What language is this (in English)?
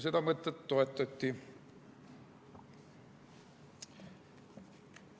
Estonian